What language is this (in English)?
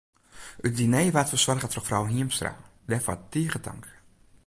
Western Frisian